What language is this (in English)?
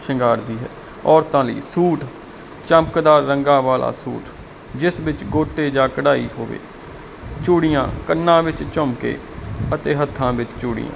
Punjabi